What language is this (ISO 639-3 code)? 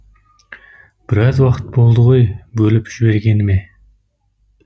kaz